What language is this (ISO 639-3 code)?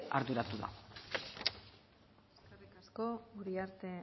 eus